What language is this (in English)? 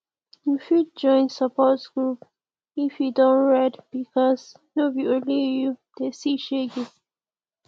Nigerian Pidgin